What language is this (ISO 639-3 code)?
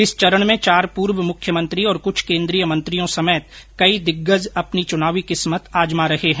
hin